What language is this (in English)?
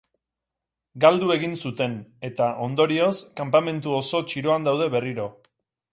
Basque